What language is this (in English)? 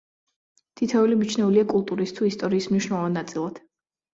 Georgian